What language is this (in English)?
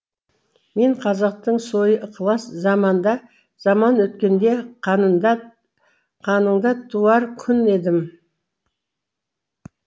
Kazakh